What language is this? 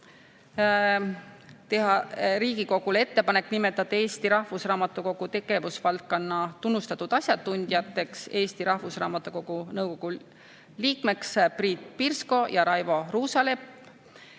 Estonian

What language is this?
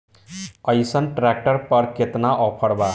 Bhojpuri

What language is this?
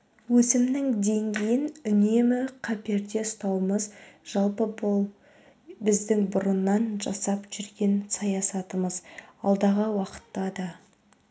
Kazakh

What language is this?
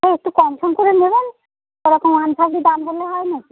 Bangla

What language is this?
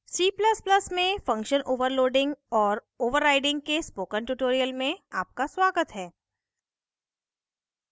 Hindi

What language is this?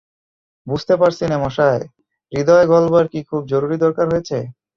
Bangla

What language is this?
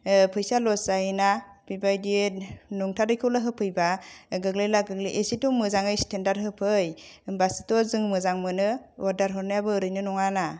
Bodo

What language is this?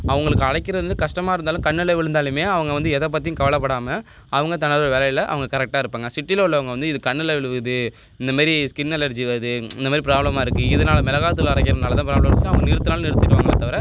Tamil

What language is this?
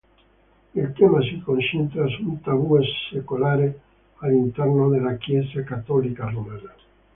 Italian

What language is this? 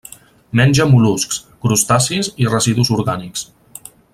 Catalan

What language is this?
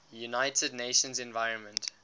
English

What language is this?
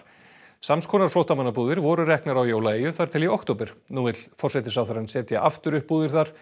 Icelandic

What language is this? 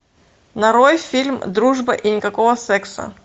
Russian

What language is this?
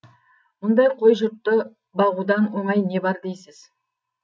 Kazakh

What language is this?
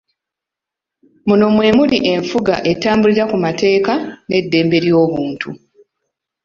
Ganda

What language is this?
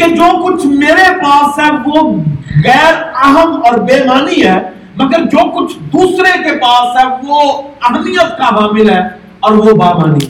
Urdu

